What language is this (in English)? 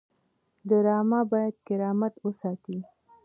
Pashto